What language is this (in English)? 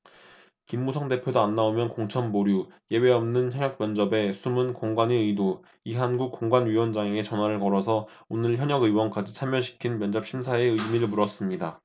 Korean